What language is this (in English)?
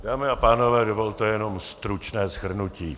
Czech